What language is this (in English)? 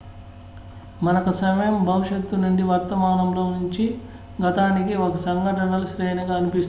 Telugu